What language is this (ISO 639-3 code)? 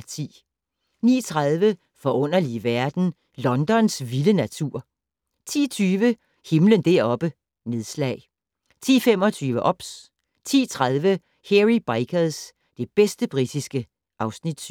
dan